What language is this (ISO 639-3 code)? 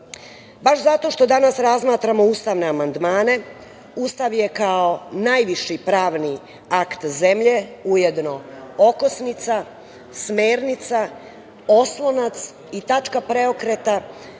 srp